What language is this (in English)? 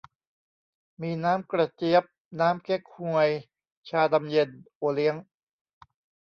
Thai